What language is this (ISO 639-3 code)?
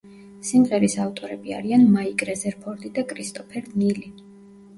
kat